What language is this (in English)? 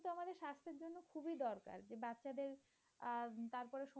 Bangla